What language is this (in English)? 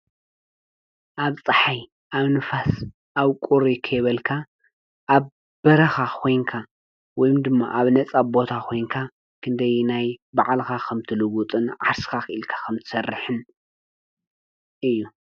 Tigrinya